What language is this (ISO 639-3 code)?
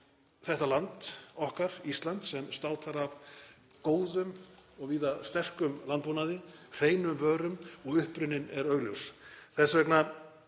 isl